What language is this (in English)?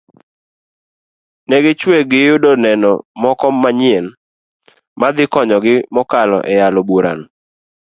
Luo (Kenya and Tanzania)